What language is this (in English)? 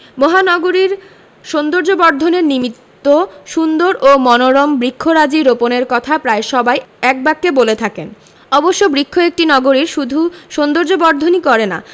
Bangla